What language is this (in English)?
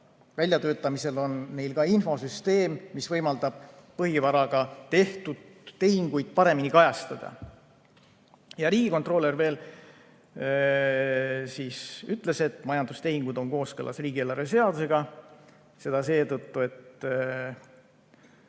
Estonian